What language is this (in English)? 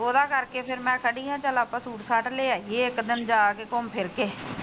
Punjabi